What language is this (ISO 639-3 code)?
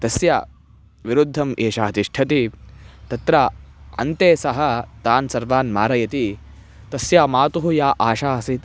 san